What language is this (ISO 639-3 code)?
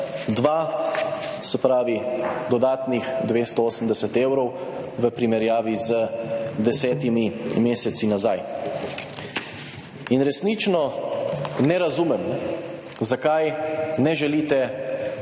slv